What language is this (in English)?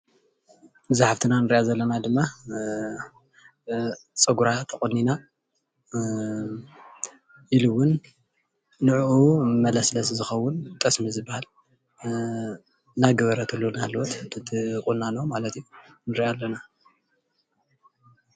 Tigrinya